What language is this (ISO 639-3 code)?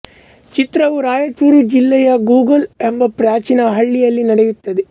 kan